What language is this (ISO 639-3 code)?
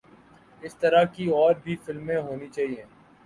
urd